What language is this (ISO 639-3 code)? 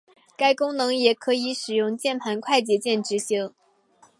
zho